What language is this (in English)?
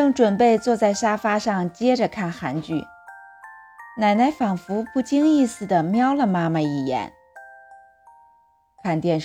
Chinese